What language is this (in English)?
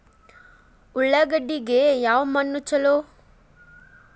Kannada